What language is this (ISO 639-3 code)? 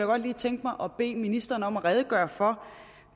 dan